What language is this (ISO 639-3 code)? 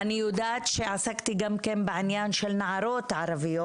heb